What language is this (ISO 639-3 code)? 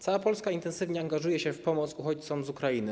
pol